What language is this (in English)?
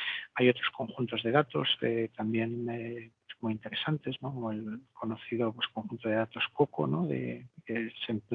Spanish